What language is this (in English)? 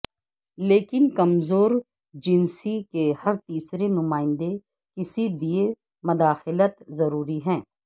Urdu